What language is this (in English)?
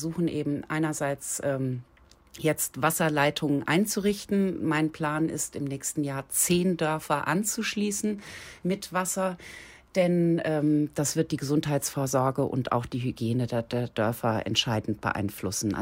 German